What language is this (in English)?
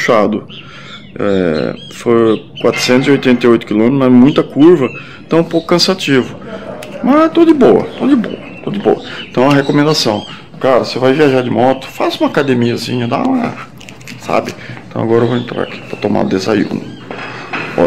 Portuguese